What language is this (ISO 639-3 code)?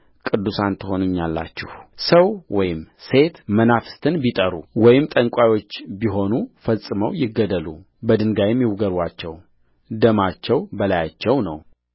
amh